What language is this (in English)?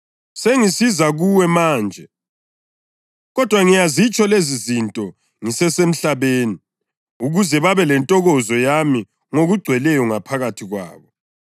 North Ndebele